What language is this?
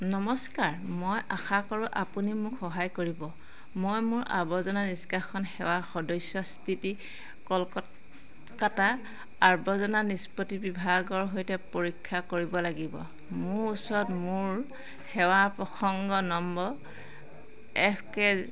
Assamese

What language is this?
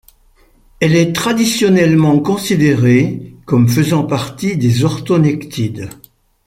French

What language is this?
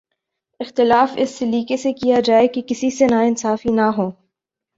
Urdu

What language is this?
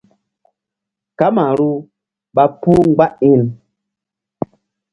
Mbum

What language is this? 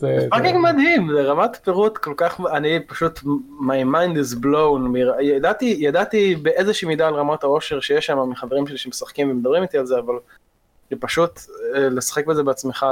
Hebrew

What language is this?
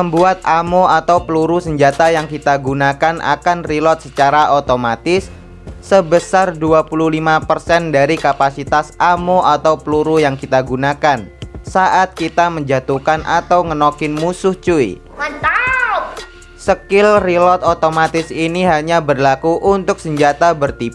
Indonesian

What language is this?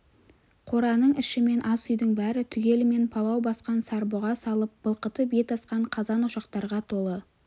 Kazakh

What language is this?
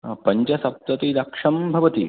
Sanskrit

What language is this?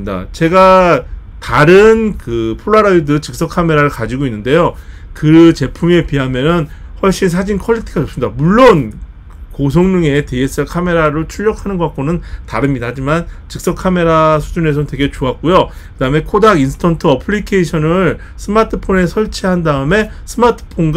Korean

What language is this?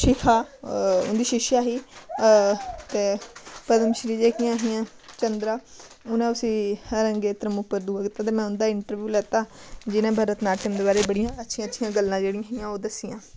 Dogri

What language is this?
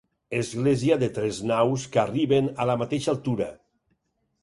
Catalan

